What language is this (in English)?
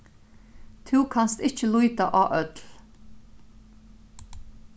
Faroese